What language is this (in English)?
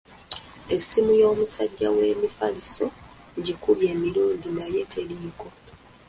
Ganda